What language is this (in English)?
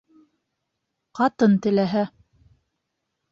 Bashkir